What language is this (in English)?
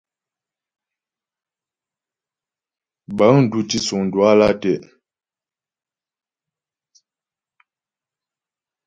Ghomala